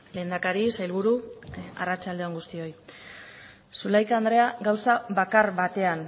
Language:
Basque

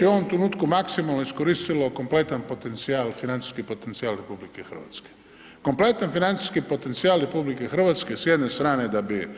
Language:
Croatian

